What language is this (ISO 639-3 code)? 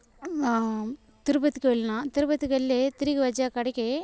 tel